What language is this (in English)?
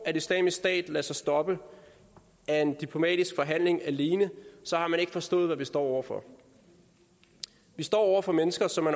Danish